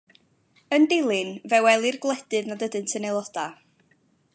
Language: Welsh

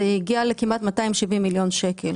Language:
Hebrew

